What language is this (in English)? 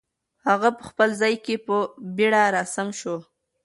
Pashto